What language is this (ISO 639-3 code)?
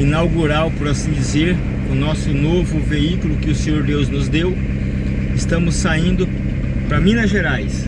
por